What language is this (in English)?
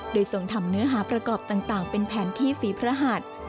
Thai